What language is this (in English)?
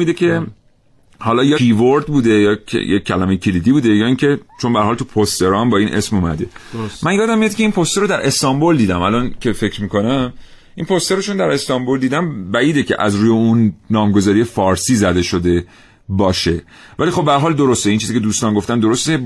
Persian